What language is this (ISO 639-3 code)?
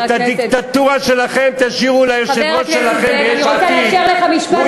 heb